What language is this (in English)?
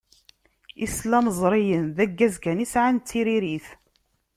Kabyle